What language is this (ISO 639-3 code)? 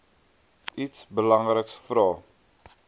afr